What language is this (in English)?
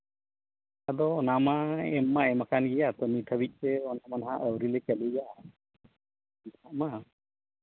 Santali